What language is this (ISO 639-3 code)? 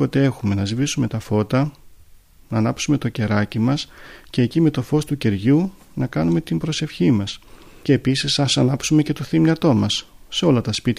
ell